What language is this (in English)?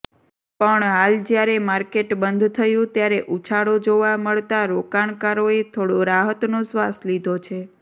Gujarati